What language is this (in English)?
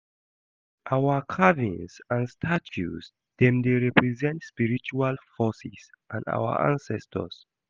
Nigerian Pidgin